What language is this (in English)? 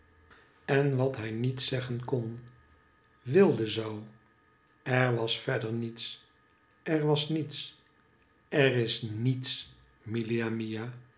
Dutch